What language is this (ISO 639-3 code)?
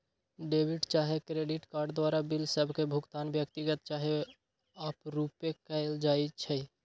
mag